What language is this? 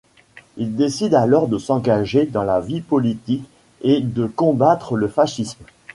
French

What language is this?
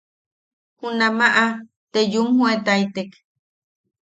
Yaqui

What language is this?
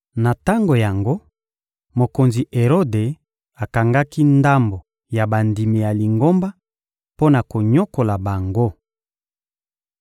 Lingala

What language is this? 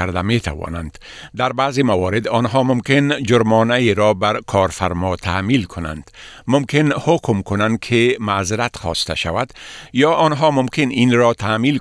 Persian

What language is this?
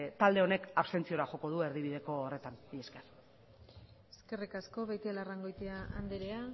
Basque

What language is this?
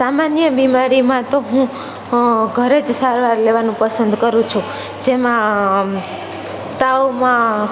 Gujarati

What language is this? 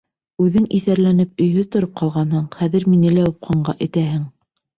Bashkir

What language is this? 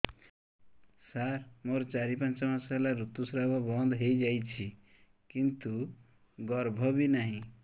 Odia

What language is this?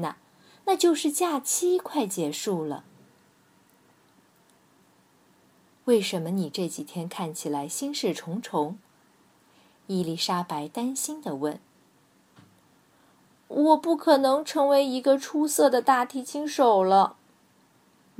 Chinese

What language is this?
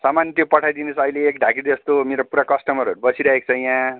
Nepali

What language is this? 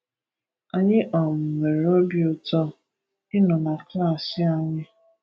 Igbo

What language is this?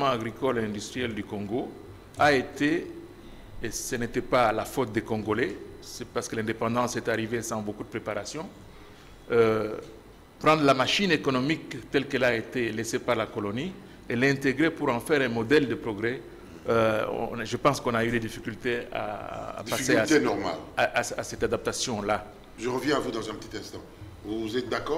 French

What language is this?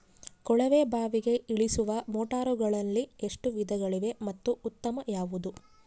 Kannada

